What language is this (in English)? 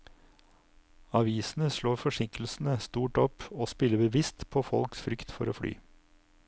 Norwegian